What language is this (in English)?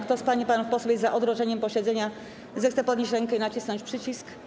Polish